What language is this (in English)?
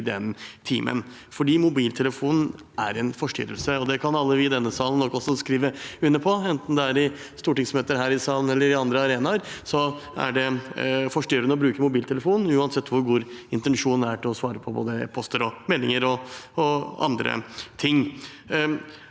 Norwegian